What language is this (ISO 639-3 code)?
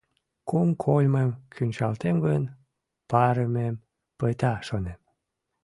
chm